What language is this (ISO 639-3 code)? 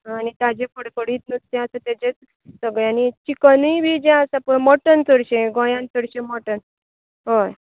kok